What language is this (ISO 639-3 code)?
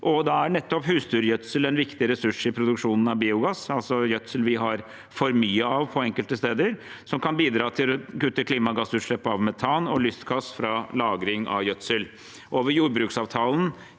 nor